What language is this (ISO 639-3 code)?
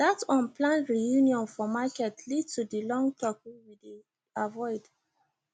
pcm